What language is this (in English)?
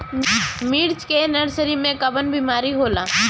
Bhojpuri